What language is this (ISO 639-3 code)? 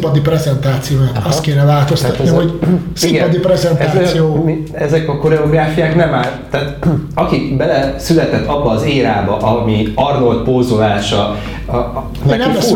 hun